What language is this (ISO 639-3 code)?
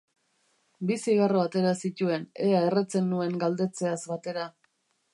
eus